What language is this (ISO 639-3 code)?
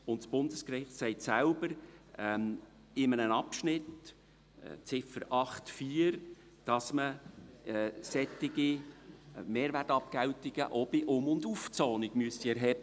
gsw